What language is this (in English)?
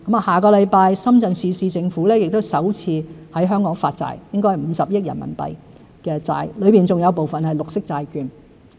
Cantonese